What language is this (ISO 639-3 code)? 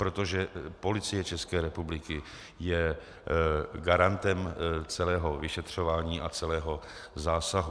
ces